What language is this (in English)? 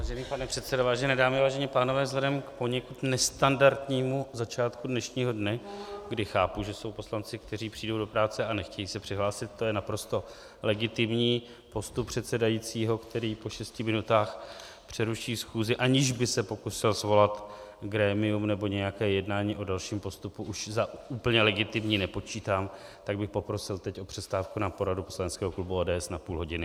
Czech